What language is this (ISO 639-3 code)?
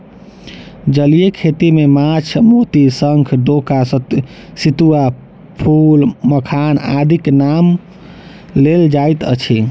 mai